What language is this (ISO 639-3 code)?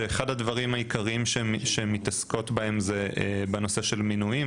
heb